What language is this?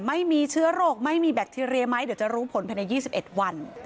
Thai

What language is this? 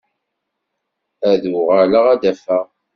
Kabyle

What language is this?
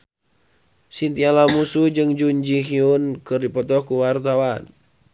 Sundanese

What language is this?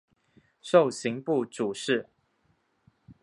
Chinese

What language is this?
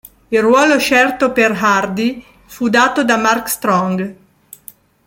Italian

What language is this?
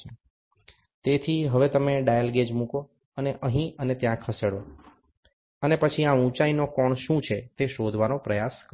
Gujarati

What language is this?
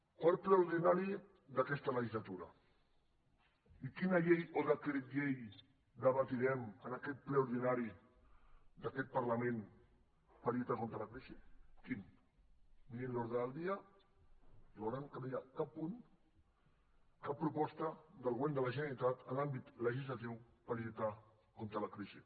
Catalan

